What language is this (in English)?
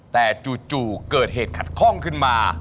Thai